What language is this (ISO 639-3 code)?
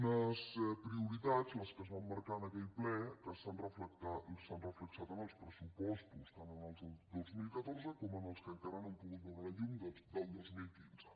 cat